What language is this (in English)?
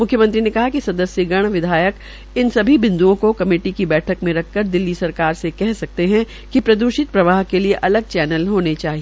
Hindi